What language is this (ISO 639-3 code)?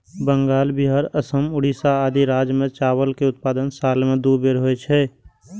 mai